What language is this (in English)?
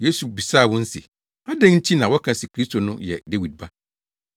Akan